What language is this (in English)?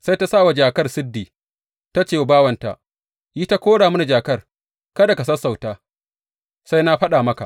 Hausa